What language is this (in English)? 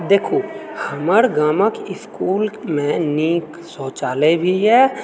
Maithili